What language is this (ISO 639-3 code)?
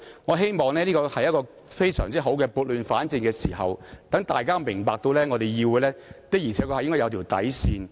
yue